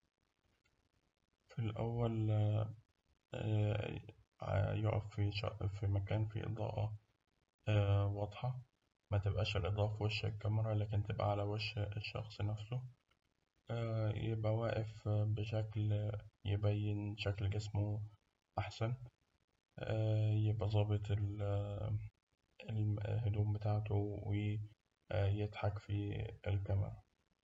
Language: Egyptian Arabic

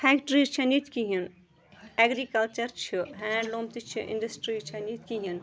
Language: Kashmiri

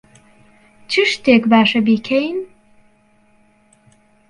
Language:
Central Kurdish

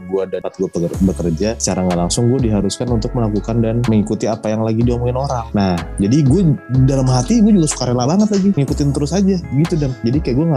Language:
Indonesian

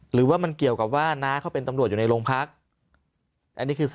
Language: Thai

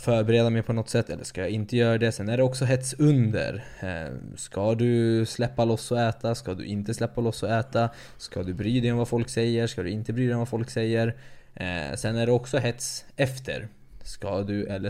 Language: Swedish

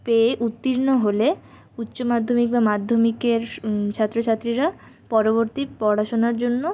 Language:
Bangla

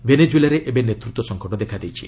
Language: Odia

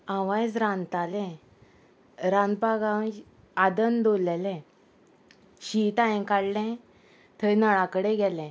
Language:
Konkani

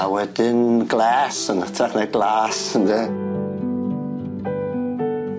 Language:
Welsh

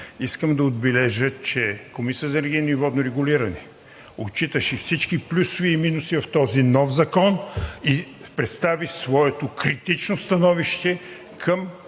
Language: Bulgarian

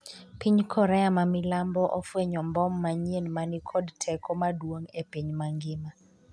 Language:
Luo (Kenya and Tanzania)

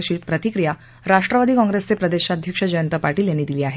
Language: Marathi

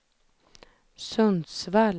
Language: Swedish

